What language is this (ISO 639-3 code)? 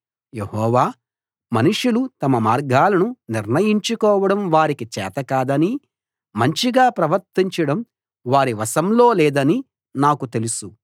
tel